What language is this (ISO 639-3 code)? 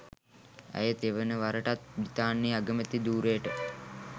sin